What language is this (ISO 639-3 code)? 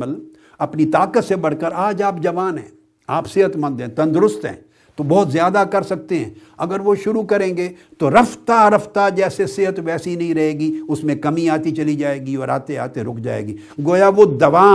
urd